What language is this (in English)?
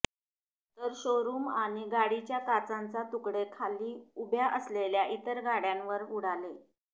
Marathi